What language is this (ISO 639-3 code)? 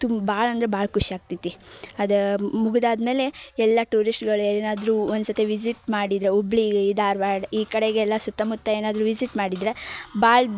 kan